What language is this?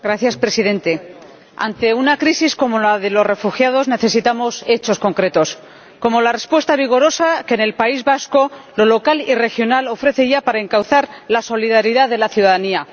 Spanish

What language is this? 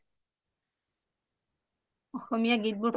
Assamese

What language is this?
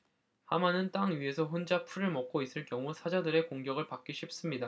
Korean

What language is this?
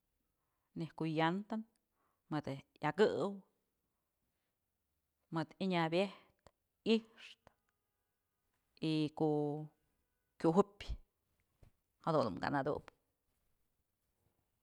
Mazatlán Mixe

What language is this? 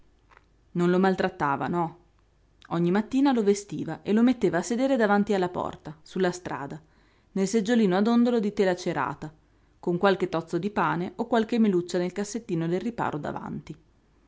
Italian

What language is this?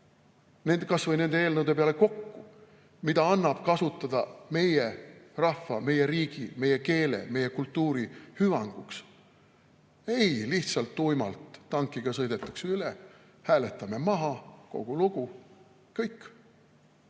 Estonian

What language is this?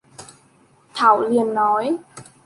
Vietnamese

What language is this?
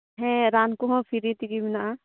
Santali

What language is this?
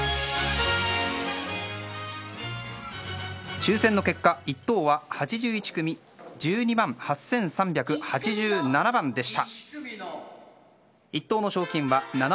Japanese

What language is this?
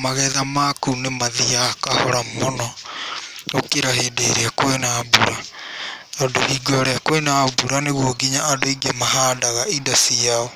Kikuyu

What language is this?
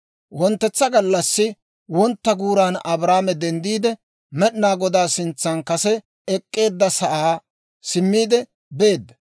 Dawro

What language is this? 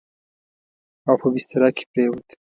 Pashto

